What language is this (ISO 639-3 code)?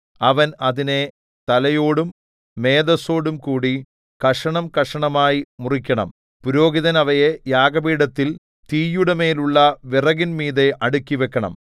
mal